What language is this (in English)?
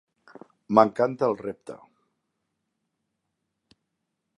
Catalan